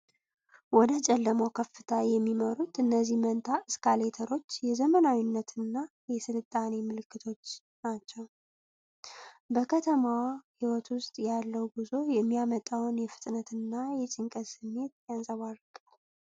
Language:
Amharic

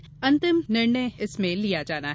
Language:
Hindi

